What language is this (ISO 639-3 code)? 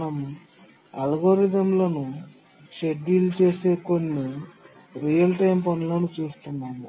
tel